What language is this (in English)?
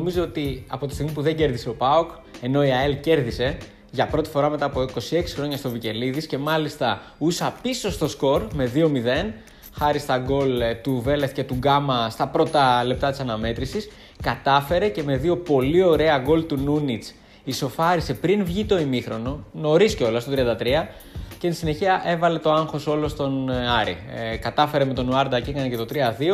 Greek